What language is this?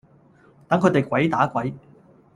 Cantonese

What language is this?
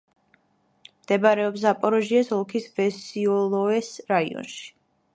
Georgian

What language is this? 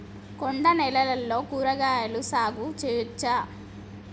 Telugu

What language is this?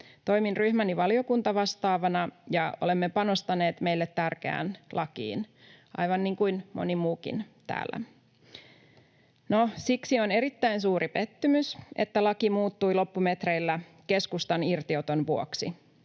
Finnish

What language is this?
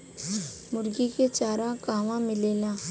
Bhojpuri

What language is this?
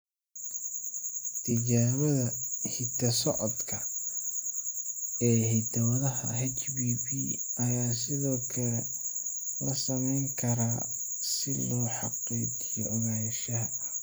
Somali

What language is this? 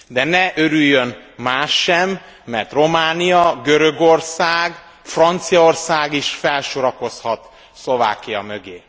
Hungarian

